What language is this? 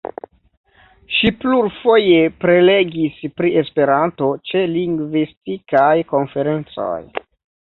Esperanto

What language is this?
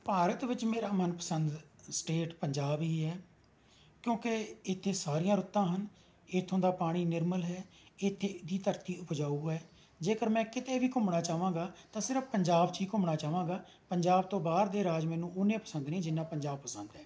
Punjabi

